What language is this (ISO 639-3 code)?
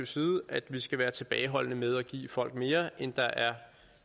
dan